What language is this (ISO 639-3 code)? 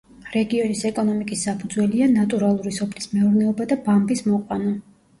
kat